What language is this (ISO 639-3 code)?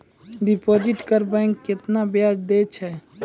mai